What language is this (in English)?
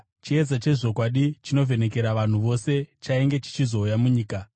Shona